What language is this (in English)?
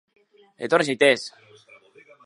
Basque